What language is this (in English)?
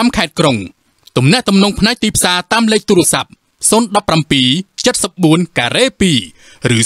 Thai